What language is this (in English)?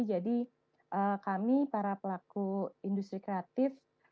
Indonesian